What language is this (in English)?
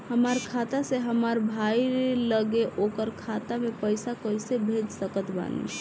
Bhojpuri